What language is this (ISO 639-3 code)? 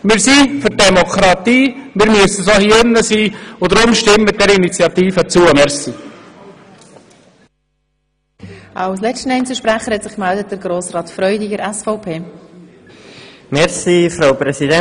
gsw